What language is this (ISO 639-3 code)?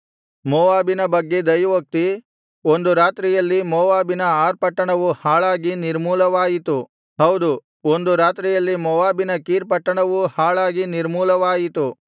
kan